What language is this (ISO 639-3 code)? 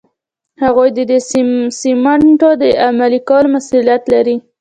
pus